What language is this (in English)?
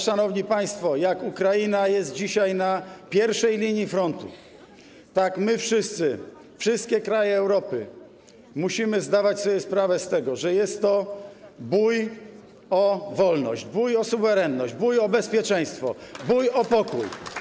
Polish